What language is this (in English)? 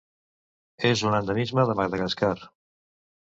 Catalan